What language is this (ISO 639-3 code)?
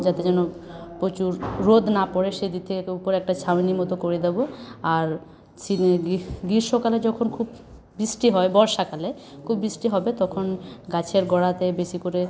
ben